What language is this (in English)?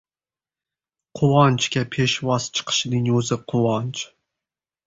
Uzbek